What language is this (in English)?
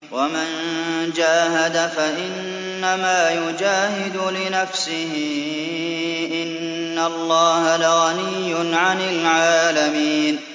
Arabic